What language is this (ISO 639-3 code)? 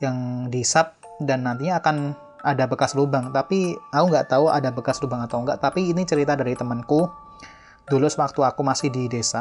ind